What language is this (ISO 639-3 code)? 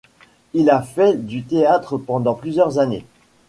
fra